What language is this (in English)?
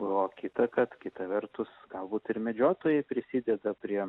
Lithuanian